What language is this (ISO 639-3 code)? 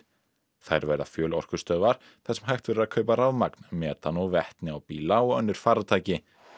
isl